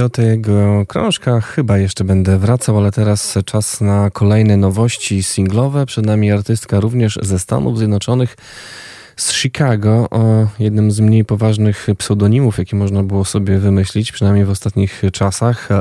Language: Polish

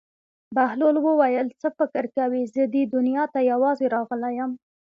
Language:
Pashto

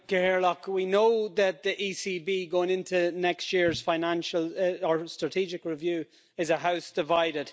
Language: English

